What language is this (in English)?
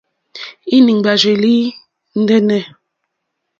Mokpwe